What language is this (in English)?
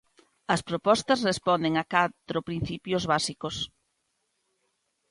Galician